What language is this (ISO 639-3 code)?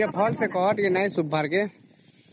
ori